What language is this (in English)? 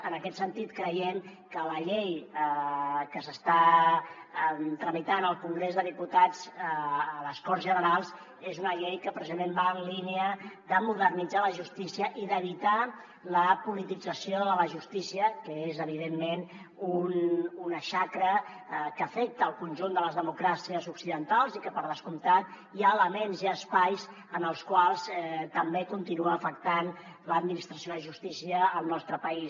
Catalan